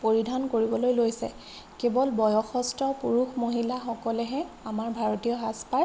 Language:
Assamese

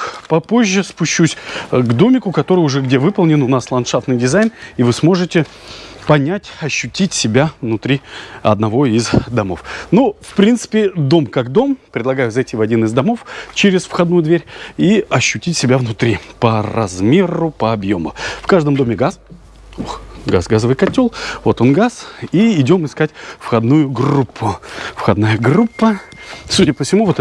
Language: Russian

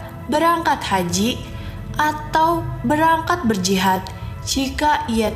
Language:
Indonesian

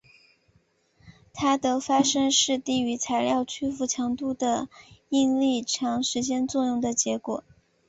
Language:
Chinese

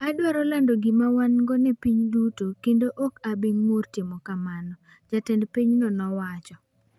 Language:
Luo (Kenya and Tanzania)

